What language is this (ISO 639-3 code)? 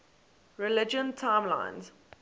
eng